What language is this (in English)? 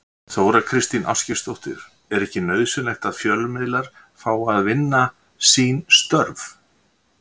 Icelandic